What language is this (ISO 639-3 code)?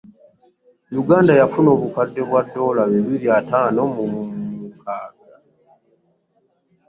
lug